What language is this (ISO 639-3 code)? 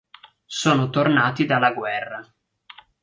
ita